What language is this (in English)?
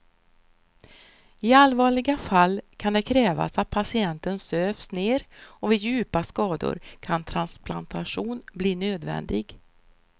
Swedish